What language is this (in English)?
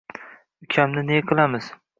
Uzbek